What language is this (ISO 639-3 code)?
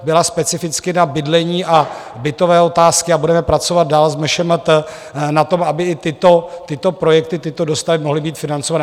ces